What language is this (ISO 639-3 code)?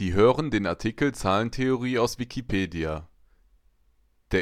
deu